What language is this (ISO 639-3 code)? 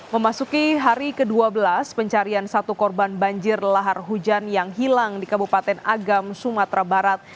ind